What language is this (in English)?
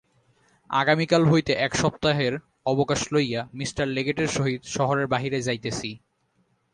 Bangla